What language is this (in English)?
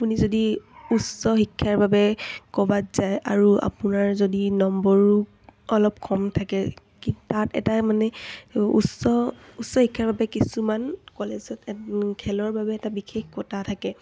Assamese